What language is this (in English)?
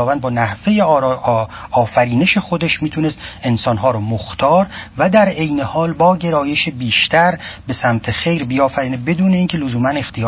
Persian